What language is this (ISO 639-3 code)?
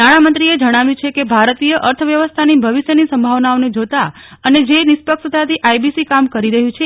guj